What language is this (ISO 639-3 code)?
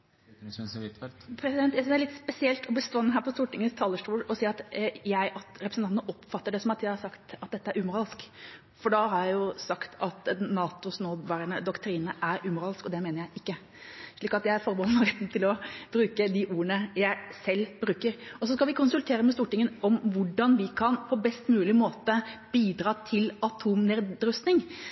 nor